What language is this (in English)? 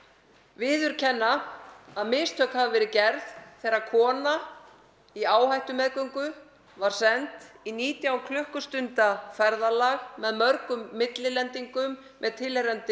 Icelandic